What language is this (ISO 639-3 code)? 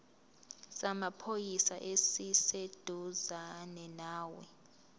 zul